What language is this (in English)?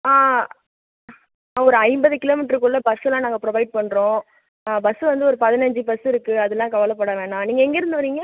Tamil